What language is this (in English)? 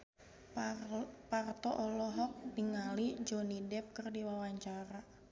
Sundanese